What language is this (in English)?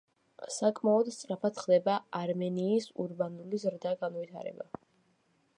Georgian